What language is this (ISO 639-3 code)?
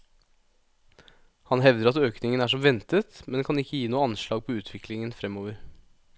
nor